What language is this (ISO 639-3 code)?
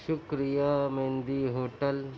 urd